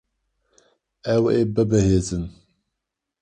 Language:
Kurdish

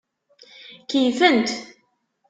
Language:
Kabyle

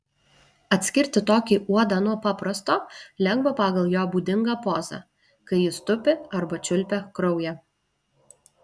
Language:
Lithuanian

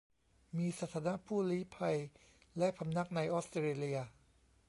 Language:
Thai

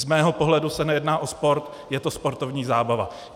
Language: Czech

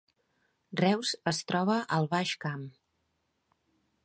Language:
Catalan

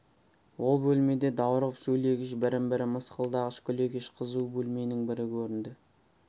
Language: Kazakh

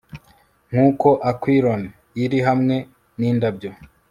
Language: Kinyarwanda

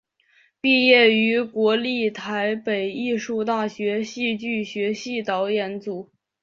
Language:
Chinese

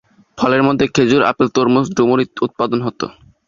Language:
Bangla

